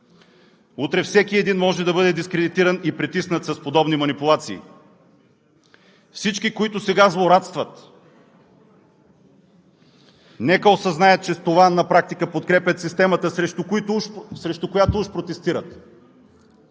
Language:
Bulgarian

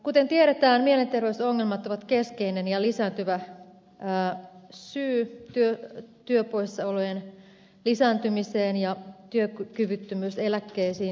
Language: Finnish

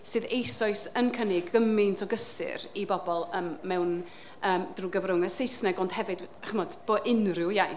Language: Welsh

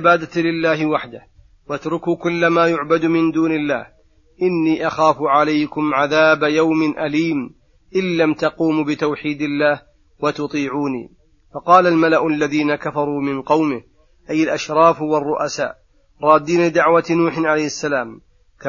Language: Arabic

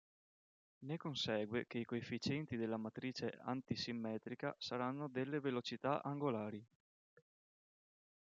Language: Italian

